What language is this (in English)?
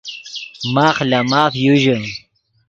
Yidgha